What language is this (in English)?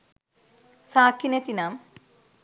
Sinhala